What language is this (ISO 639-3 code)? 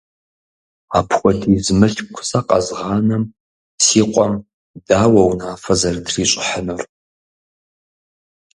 kbd